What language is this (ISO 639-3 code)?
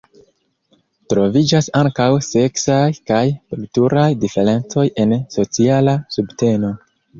epo